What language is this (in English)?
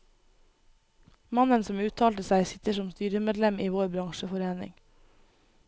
Norwegian